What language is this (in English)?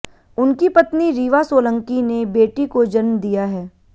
Hindi